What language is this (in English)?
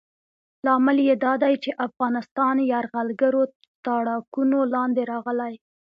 Pashto